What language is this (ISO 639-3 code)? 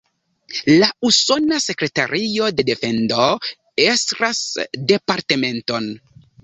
epo